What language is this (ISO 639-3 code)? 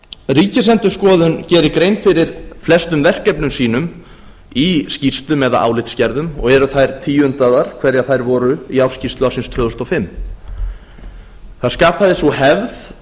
isl